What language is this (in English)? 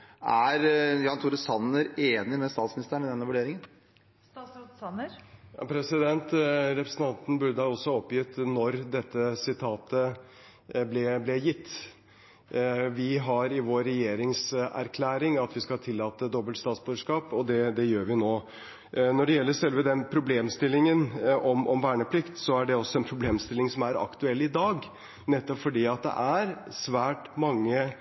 Norwegian Bokmål